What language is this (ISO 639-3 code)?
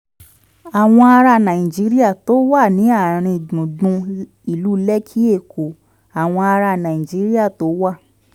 yor